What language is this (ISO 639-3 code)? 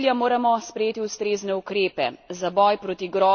slv